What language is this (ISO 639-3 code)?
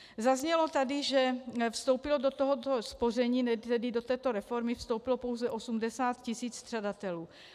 ces